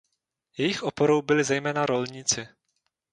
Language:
Czech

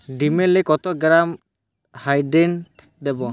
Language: Bangla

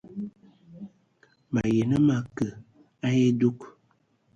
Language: Ewondo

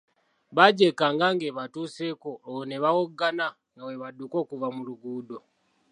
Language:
Ganda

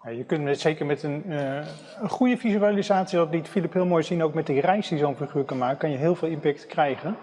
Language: Dutch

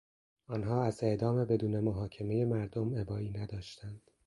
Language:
Persian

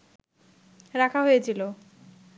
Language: Bangla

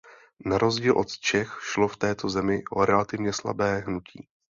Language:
Czech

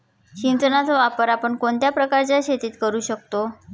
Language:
Marathi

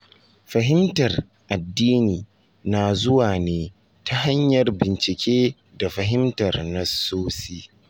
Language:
Hausa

